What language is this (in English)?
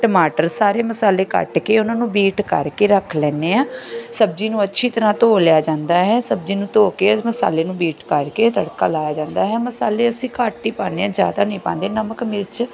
Punjabi